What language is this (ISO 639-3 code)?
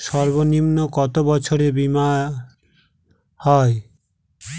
ben